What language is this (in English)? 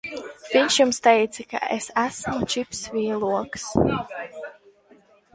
Latvian